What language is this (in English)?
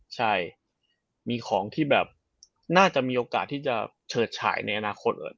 Thai